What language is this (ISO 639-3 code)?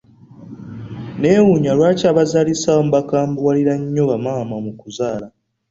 lug